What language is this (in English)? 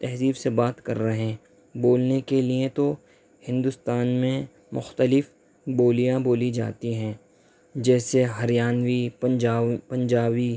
Urdu